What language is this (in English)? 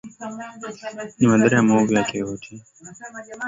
Swahili